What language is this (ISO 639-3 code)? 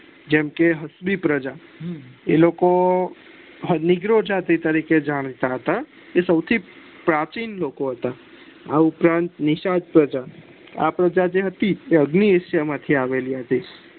guj